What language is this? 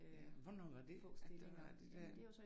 Danish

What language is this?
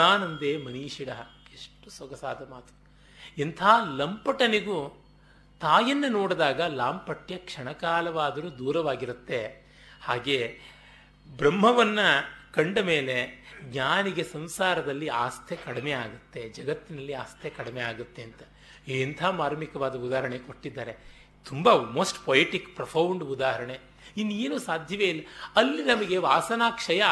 Kannada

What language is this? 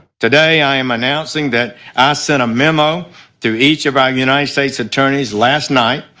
English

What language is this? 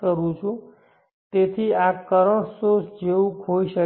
Gujarati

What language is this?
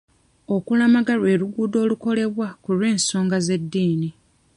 Ganda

